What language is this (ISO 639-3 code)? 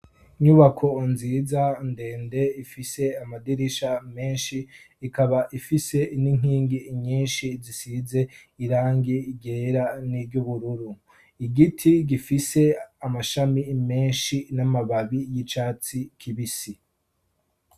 run